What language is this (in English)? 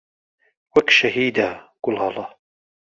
Central Kurdish